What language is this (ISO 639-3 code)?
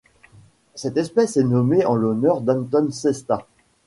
fra